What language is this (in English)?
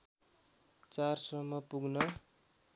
Nepali